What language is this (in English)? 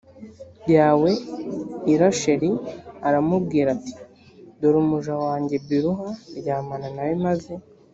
Kinyarwanda